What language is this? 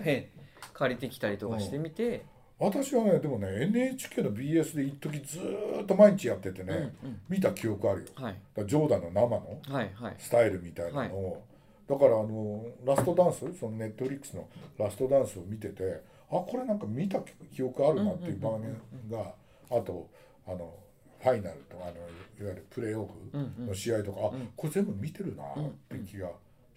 Japanese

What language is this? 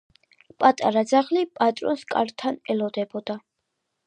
Georgian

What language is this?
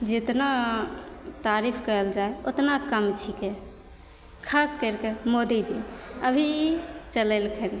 Maithili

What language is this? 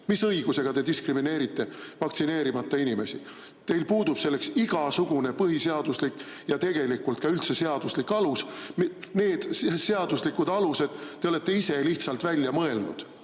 Estonian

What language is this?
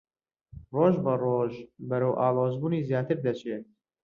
Central Kurdish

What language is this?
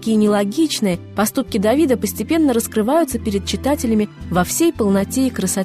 Russian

